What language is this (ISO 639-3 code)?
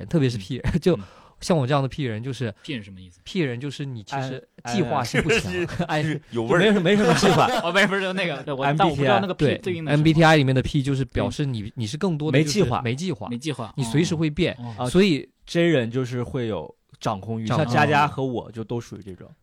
zho